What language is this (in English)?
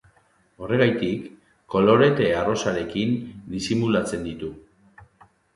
Basque